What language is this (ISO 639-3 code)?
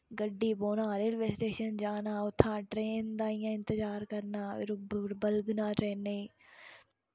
doi